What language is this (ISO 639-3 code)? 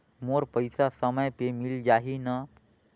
hne